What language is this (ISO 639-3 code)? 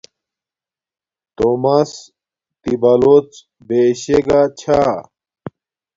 dmk